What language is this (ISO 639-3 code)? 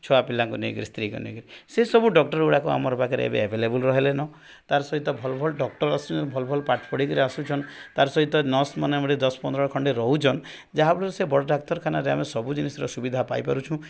ori